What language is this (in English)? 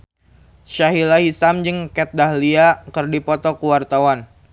Sundanese